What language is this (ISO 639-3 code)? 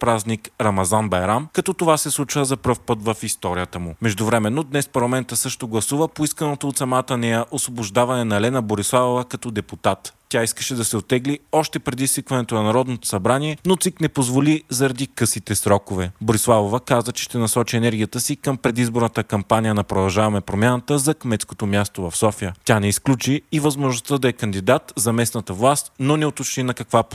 bul